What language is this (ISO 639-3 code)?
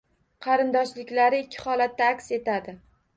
uzb